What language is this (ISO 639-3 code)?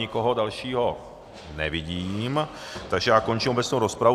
ces